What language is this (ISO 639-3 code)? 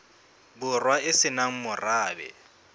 sot